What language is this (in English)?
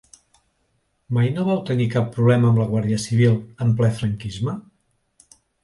Catalan